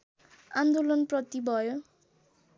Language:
Nepali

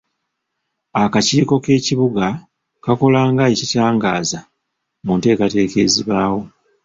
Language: Ganda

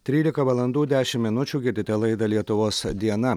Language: Lithuanian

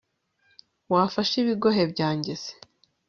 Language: Kinyarwanda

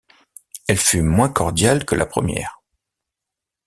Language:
French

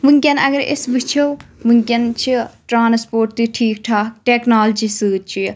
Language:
Kashmiri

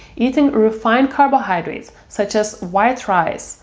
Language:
English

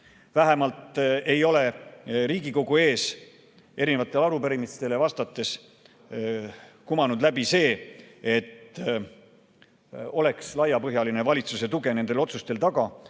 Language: Estonian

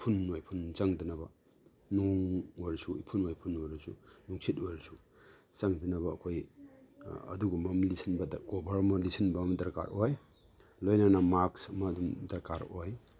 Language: Manipuri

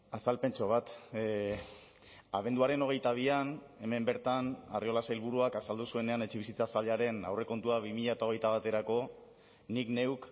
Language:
Basque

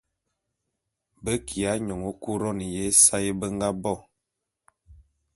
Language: Bulu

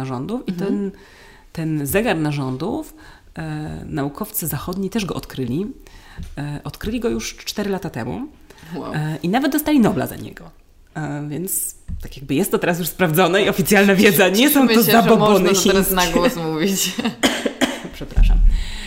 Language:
Polish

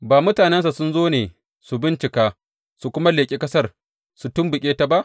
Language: Hausa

